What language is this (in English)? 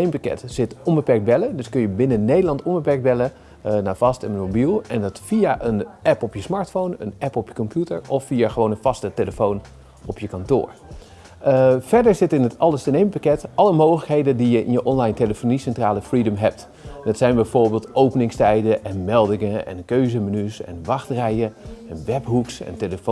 Dutch